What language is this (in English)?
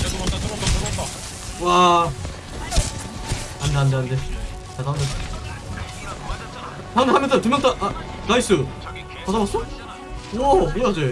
Korean